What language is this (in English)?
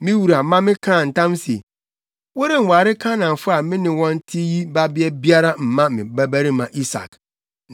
Akan